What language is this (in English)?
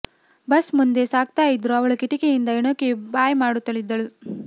Kannada